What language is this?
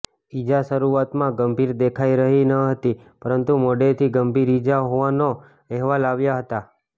Gujarati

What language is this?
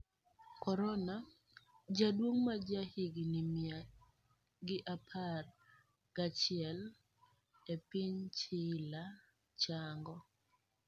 Luo (Kenya and Tanzania)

